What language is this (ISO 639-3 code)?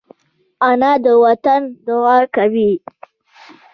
pus